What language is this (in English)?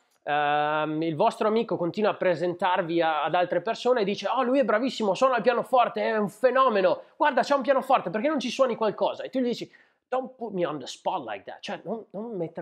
Italian